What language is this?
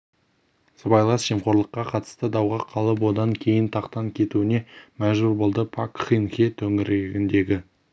Kazakh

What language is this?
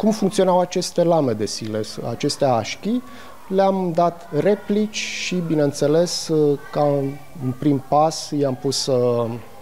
Romanian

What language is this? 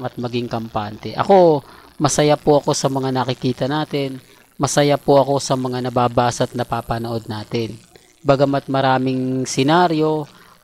Filipino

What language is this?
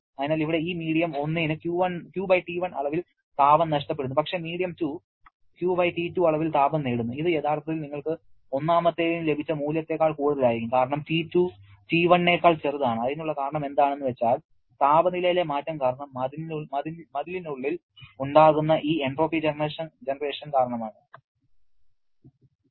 Malayalam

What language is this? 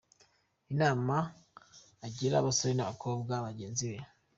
Kinyarwanda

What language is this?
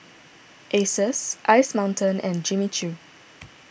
English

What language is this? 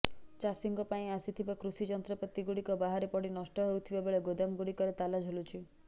Odia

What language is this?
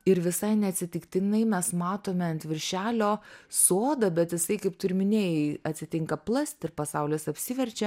Lithuanian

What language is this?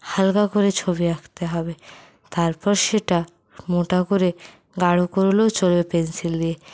Bangla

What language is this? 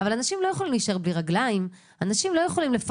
Hebrew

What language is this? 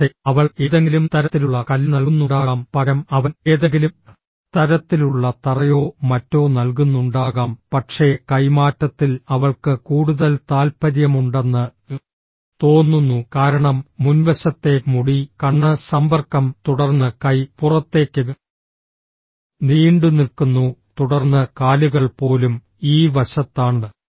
Malayalam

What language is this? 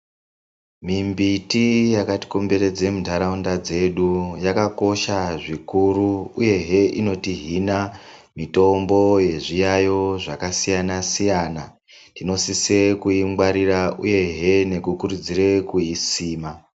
Ndau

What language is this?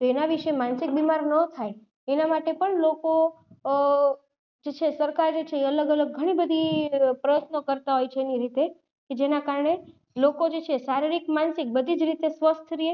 Gujarati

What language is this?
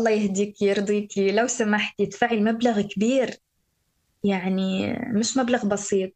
Arabic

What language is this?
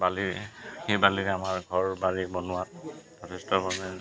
Assamese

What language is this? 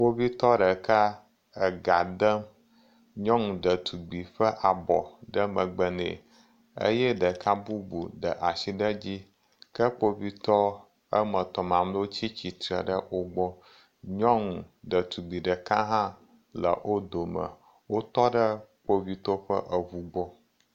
Ewe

